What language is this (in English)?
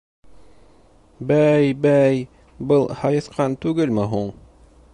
Bashkir